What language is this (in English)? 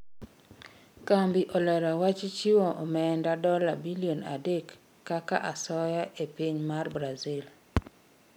Luo (Kenya and Tanzania)